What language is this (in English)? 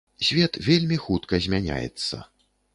Belarusian